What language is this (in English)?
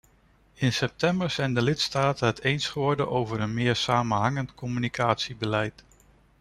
Dutch